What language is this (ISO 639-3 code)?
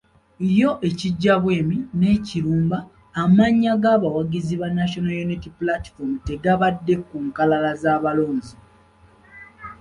lug